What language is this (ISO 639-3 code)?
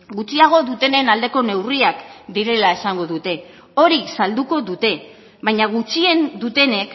eus